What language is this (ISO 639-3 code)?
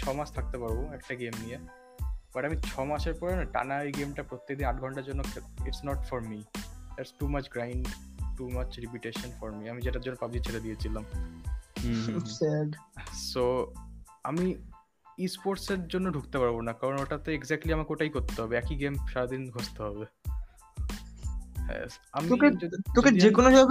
ben